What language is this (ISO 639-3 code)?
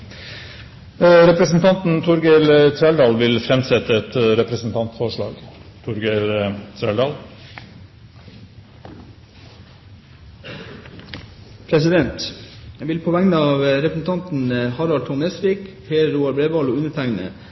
nor